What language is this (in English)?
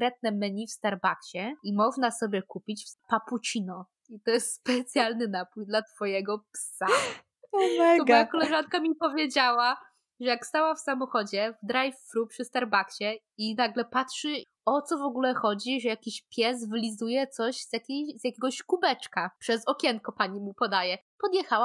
Polish